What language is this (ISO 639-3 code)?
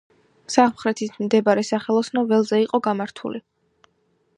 kat